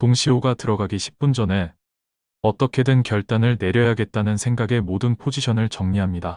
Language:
Korean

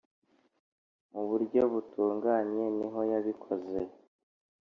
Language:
Kinyarwanda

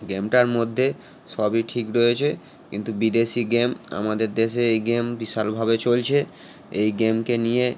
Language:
Bangla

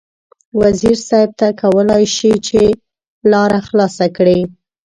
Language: Pashto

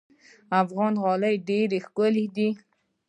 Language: Pashto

